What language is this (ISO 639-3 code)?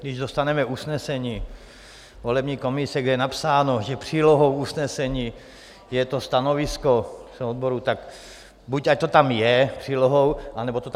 ces